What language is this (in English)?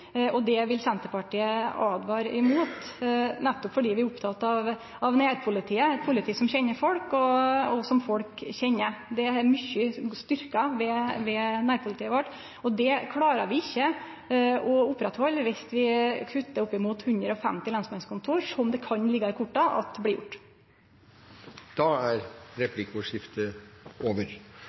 Norwegian Nynorsk